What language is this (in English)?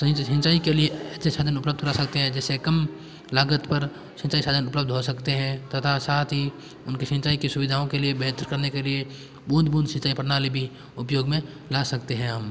Hindi